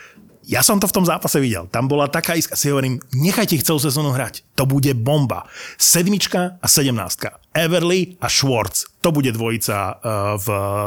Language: Slovak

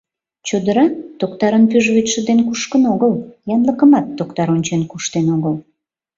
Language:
Mari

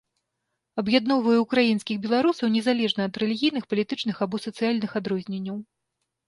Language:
Belarusian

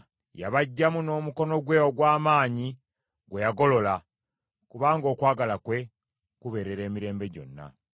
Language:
Ganda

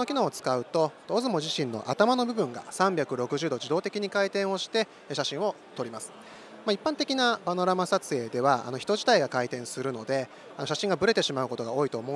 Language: Japanese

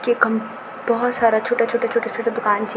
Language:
Garhwali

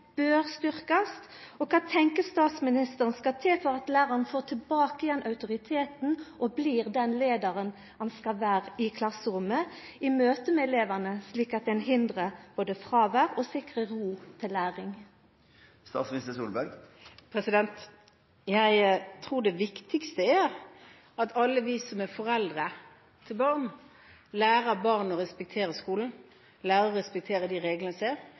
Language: Norwegian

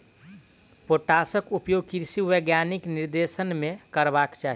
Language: Maithili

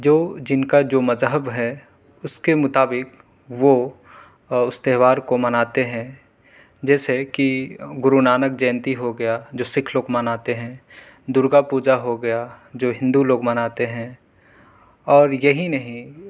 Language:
Urdu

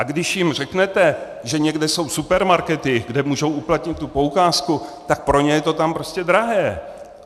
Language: Czech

